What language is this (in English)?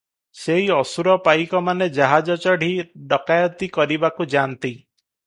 Odia